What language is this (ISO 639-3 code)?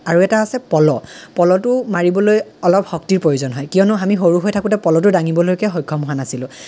asm